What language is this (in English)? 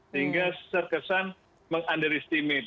Indonesian